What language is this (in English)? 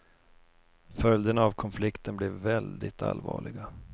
Swedish